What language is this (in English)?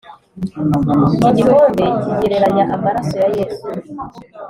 Kinyarwanda